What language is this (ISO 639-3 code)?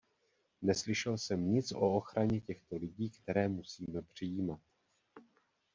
ces